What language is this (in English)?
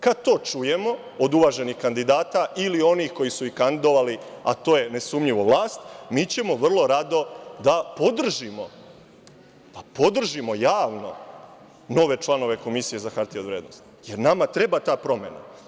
Serbian